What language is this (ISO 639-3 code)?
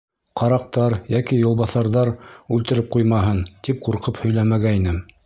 bak